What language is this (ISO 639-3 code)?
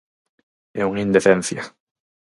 glg